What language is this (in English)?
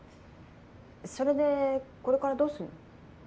Japanese